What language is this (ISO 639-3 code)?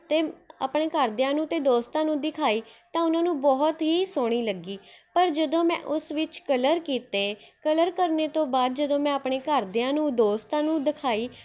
pan